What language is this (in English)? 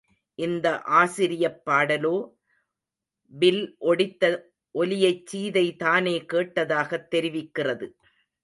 Tamil